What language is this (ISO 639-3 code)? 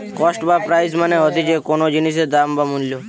ben